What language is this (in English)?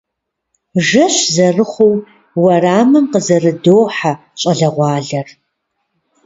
Kabardian